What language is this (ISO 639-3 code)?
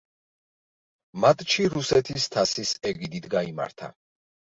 kat